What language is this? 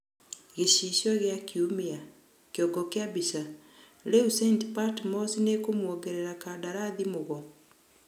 Kikuyu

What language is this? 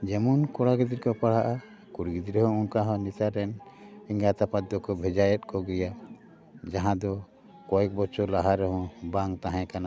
Santali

